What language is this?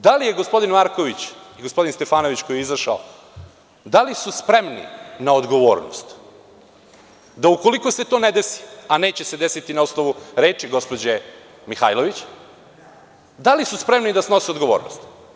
Serbian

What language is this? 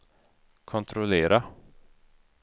Swedish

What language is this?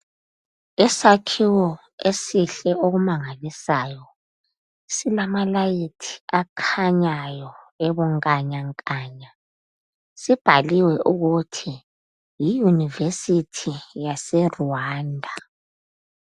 North Ndebele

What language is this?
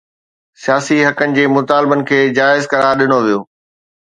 Sindhi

